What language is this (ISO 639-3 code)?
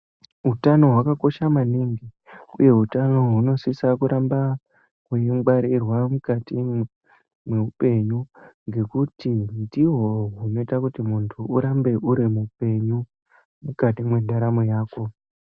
ndc